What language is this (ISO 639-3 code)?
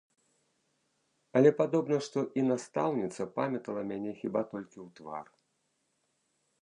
bel